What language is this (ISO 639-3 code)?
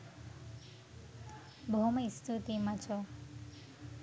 sin